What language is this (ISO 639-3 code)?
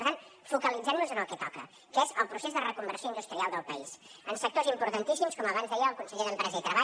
cat